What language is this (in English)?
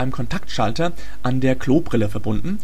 German